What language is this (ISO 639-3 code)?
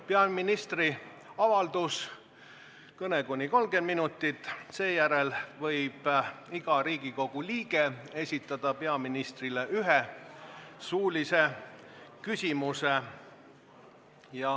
est